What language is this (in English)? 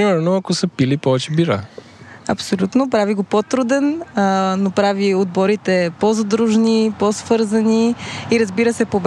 Bulgarian